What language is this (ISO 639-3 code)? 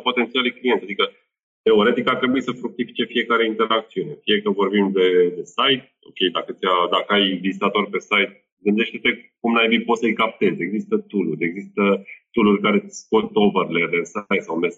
ron